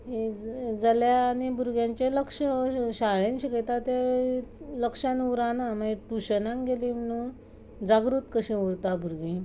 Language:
Konkani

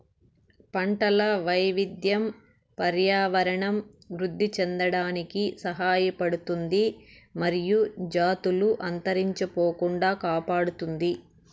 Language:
Telugu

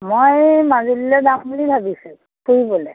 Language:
Assamese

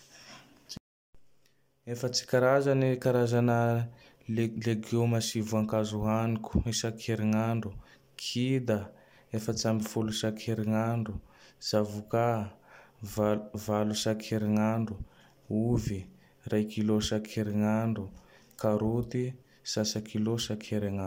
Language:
Tandroy-Mahafaly Malagasy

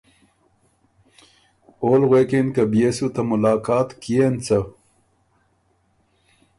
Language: Ormuri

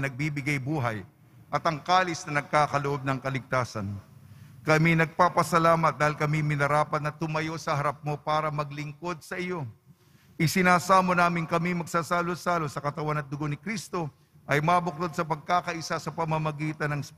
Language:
Filipino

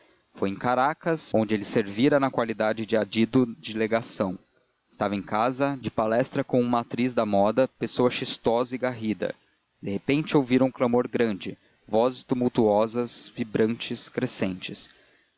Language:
Portuguese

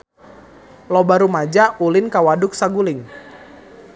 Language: Sundanese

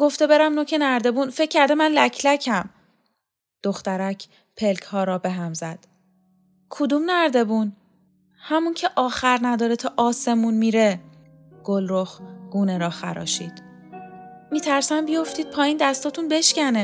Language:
Persian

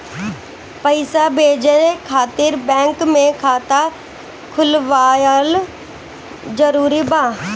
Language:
Bhojpuri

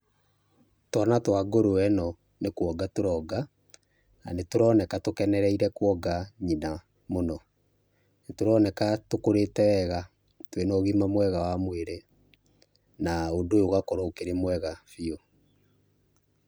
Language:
Kikuyu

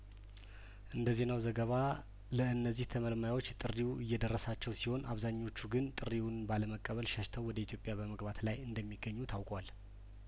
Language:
Amharic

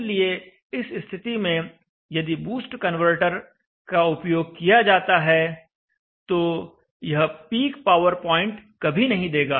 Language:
Hindi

